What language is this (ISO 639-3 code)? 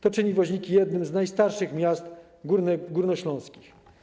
pol